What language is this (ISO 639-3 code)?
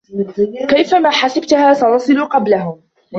ara